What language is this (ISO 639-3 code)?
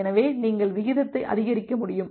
tam